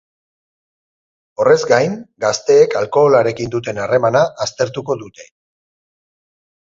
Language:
Basque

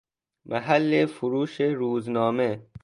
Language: Persian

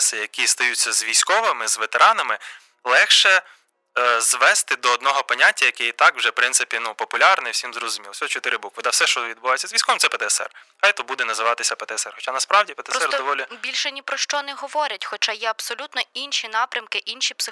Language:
Ukrainian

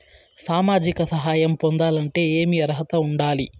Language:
Telugu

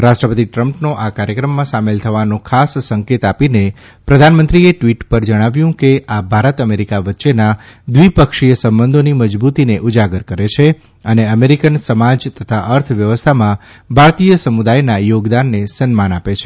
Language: Gujarati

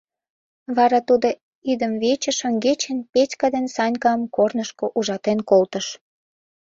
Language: Mari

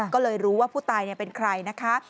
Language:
Thai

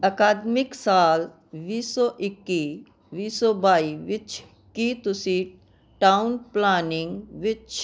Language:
Punjabi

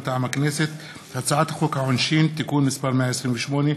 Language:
Hebrew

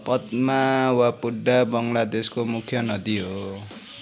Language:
Nepali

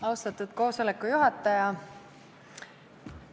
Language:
Estonian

